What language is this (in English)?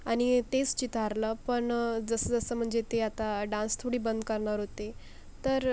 Marathi